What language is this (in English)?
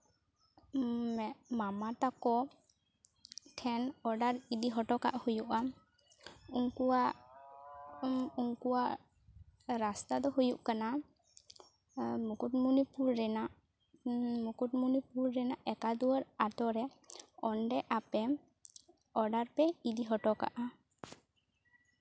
Santali